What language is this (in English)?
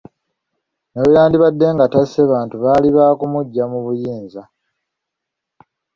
Ganda